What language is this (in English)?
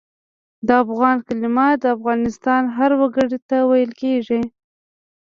Pashto